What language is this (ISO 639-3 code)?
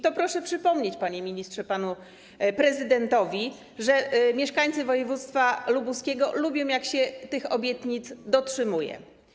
pol